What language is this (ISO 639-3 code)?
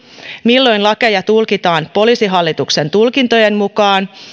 fin